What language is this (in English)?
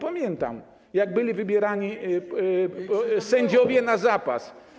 Polish